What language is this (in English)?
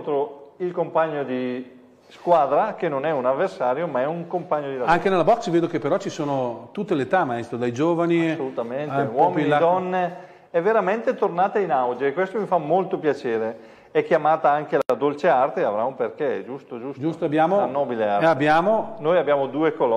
Italian